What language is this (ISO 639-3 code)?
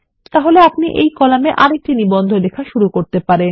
ben